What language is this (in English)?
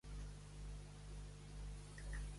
Catalan